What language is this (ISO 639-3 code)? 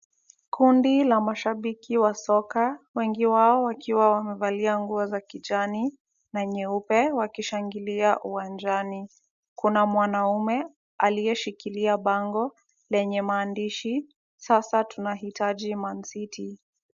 swa